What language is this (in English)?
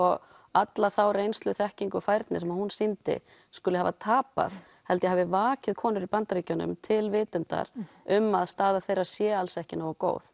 Icelandic